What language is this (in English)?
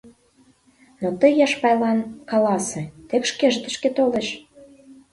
Mari